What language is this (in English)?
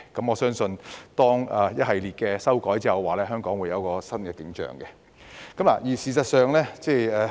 Cantonese